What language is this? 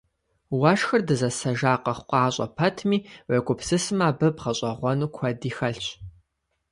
Kabardian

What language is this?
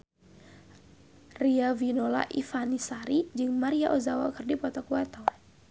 Sundanese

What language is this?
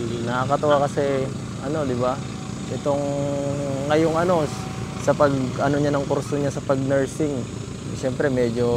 Filipino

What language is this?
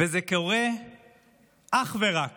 Hebrew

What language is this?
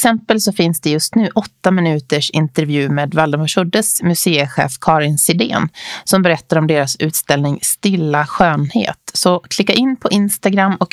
Swedish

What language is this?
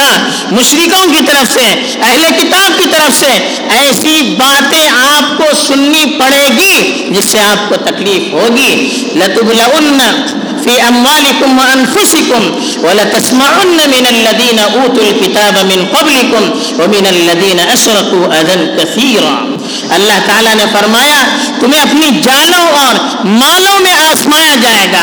Urdu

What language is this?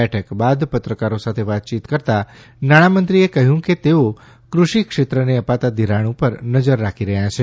Gujarati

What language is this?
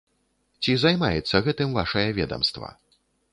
Belarusian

